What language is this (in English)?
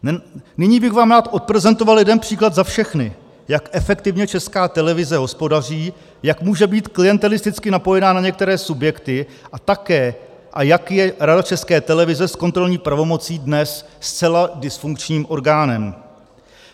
Czech